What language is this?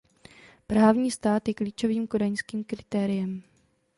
Czech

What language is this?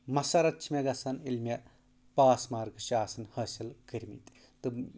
Kashmiri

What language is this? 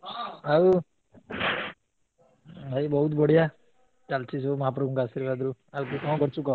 Odia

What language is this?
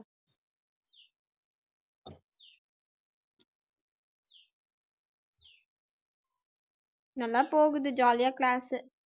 Tamil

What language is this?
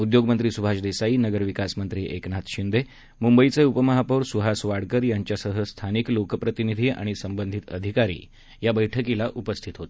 Marathi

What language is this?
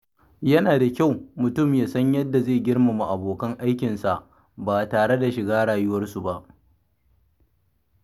Hausa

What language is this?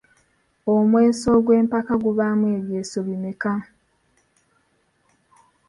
Ganda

